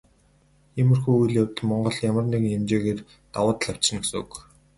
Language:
Mongolian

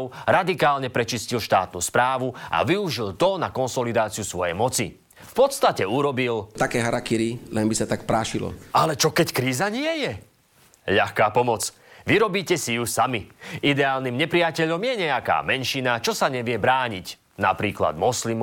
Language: Slovak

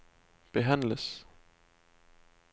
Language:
Danish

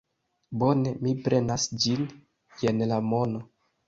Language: Esperanto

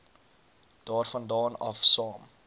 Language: Afrikaans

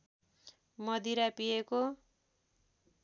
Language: Nepali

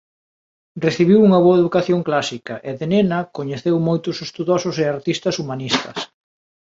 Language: Galician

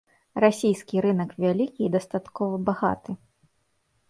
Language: Belarusian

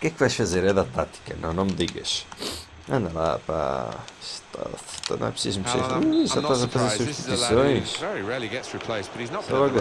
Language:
Portuguese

